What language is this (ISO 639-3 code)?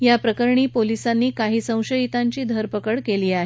mar